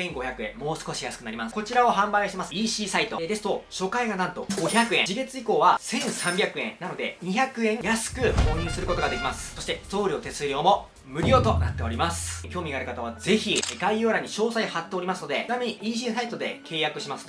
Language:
Japanese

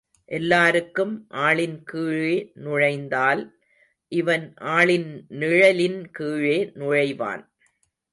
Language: Tamil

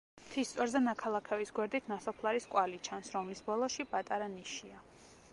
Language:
Georgian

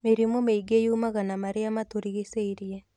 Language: Kikuyu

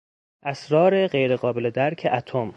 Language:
Persian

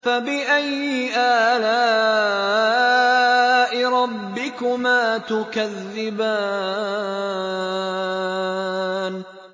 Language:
Arabic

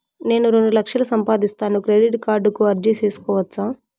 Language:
Telugu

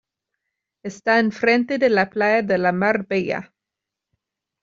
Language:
Spanish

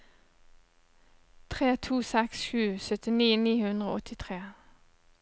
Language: Norwegian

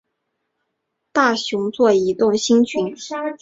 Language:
Chinese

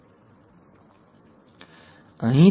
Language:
Gujarati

